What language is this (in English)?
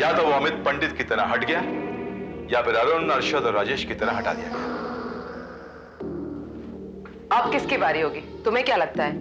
Hindi